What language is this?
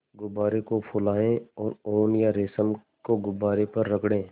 Hindi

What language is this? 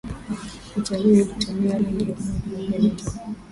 Swahili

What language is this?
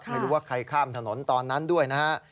Thai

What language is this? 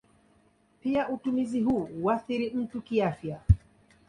Swahili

